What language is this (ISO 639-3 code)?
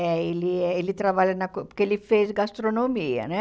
por